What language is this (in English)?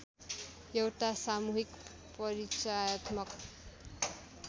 Nepali